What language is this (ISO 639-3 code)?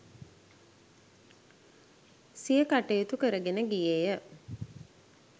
sin